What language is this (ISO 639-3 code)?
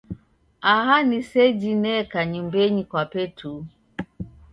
dav